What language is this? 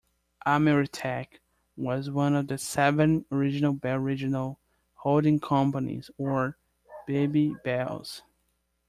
English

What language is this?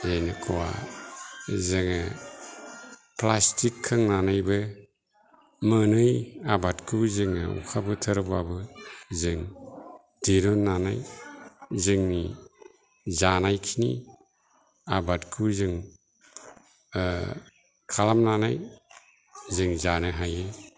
Bodo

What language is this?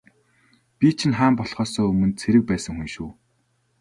Mongolian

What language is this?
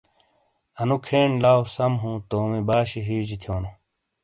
Shina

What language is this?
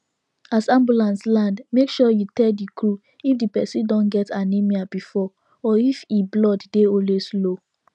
Nigerian Pidgin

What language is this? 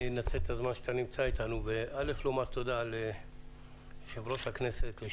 Hebrew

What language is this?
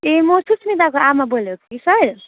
Nepali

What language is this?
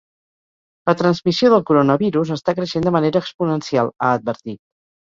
Catalan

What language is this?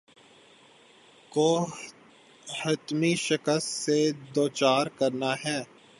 Urdu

